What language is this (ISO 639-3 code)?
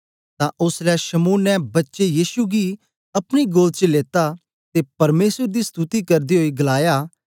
doi